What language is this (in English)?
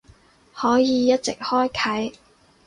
Cantonese